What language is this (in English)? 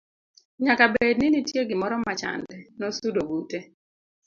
Luo (Kenya and Tanzania)